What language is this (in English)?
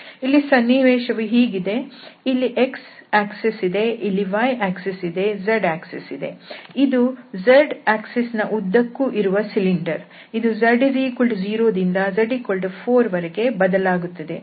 Kannada